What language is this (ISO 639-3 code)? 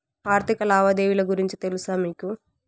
tel